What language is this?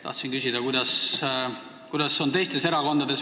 Estonian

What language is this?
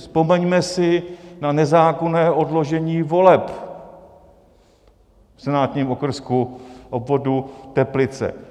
Czech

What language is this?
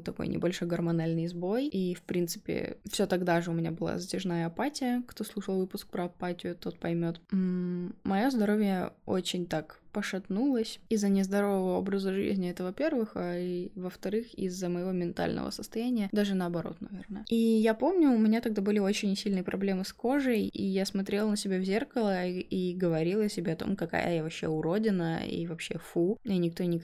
Russian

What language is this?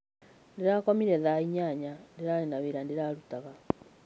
Kikuyu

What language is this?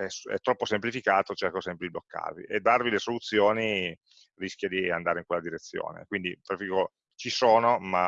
Italian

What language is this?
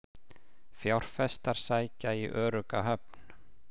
Icelandic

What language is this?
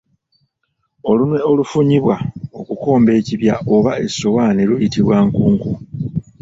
Ganda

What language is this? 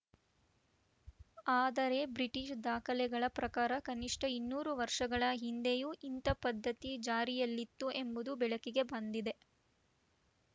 Kannada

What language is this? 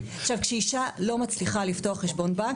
Hebrew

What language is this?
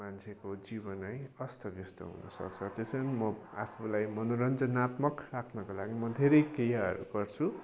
Nepali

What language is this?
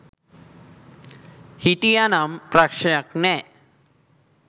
Sinhala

